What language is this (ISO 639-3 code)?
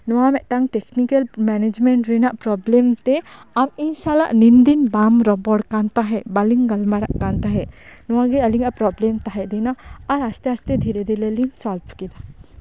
sat